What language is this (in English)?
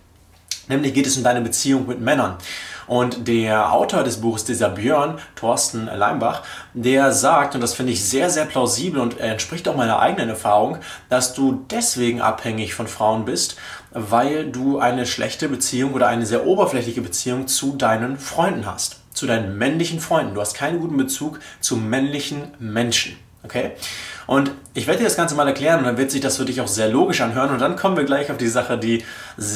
German